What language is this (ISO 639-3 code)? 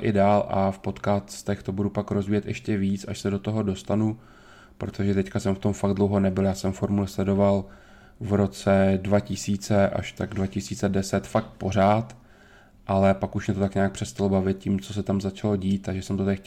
ces